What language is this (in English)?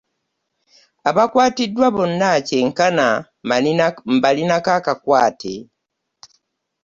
Ganda